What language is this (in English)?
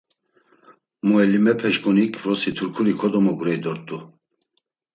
Laz